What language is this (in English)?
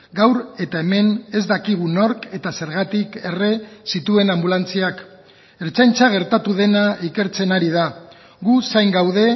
Basque